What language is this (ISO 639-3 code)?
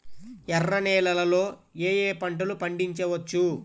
tel